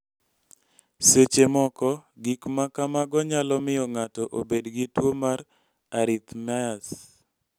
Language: Luo (Kenya and Tanzania)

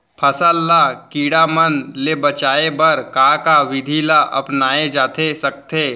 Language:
Chhattisgarhi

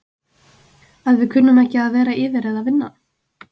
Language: Icelandic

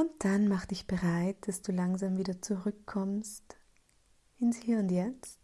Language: German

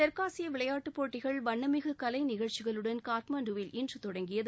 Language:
Tamil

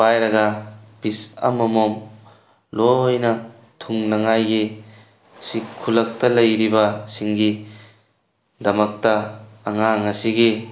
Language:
Manipuri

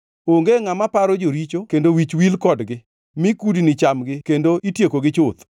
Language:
Luo (Kenya and Tanzania)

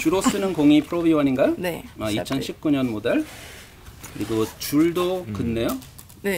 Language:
Korean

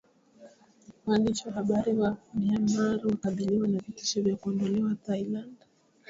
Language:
Swahili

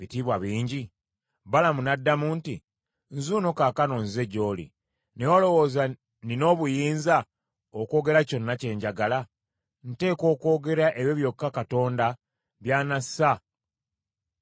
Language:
Ganda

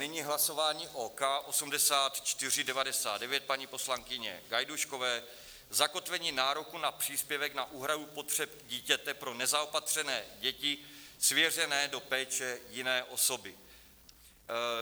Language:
Czech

